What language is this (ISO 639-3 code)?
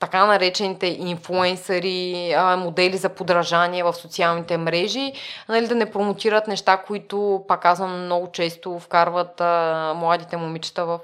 bul